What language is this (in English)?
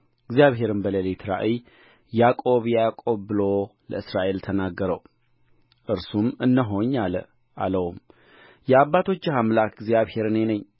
Amharic